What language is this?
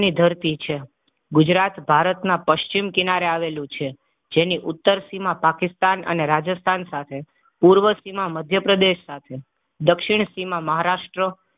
Gujarati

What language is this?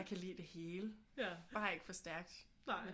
Danish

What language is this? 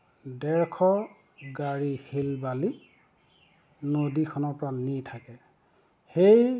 Assamese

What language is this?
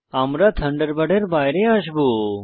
Bangla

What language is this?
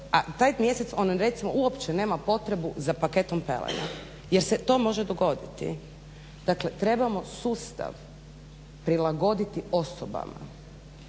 Croatian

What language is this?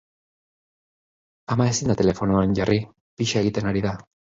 Basque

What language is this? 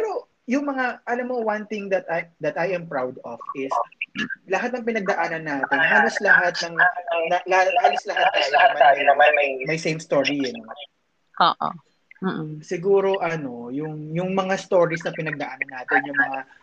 Filipino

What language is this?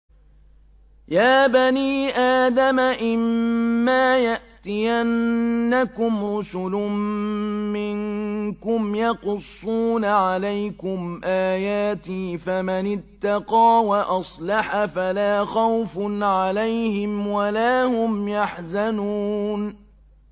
Arabic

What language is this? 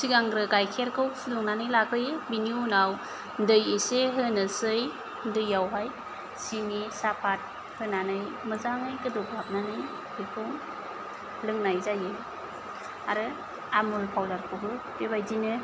Bodo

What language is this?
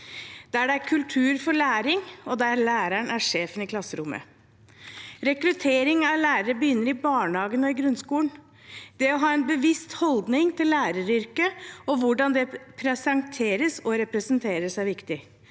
Norwegian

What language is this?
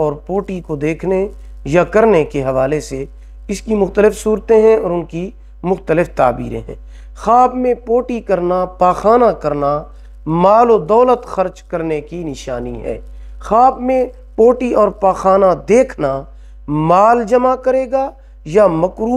Arabic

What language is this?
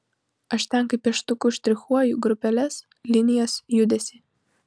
Lithuanian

